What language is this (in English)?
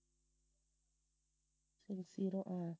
Tamil